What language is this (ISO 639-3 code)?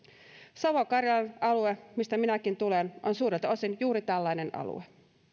fin